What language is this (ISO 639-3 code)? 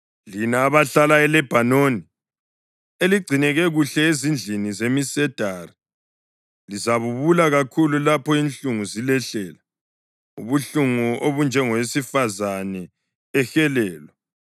nde